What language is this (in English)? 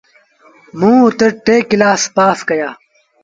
Sindhi Bhil